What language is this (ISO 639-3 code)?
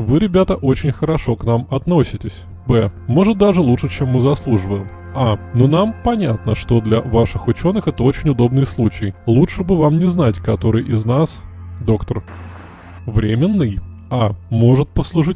rus